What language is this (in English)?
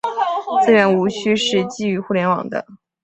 Chinese